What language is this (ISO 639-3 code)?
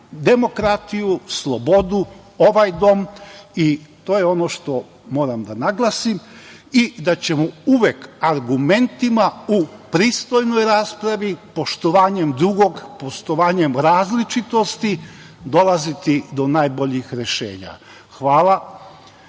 srp